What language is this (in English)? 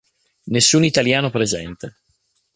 Italian